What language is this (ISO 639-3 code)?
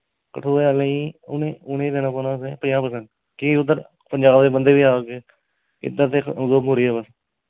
doi